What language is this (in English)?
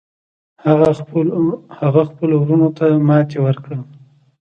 Pashto